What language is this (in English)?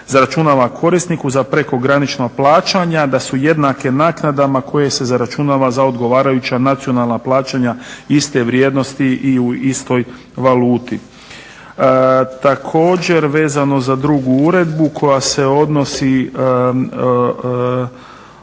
Croatian